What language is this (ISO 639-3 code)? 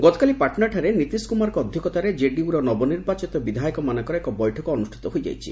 ori